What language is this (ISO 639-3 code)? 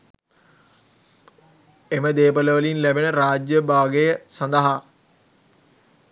sin